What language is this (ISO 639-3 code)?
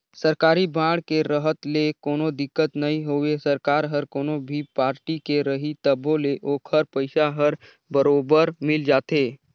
hne